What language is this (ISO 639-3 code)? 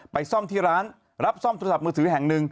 tha